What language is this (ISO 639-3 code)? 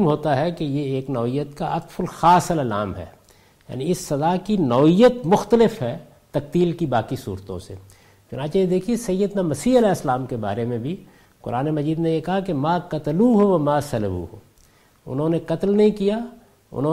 urd